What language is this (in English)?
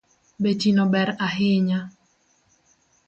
Luo (Kenya and Tanzania)